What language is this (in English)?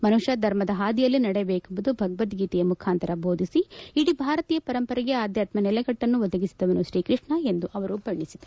Kannada